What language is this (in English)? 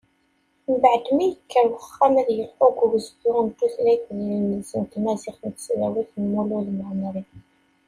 Kabyle